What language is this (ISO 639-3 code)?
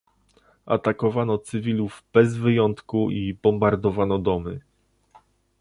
pol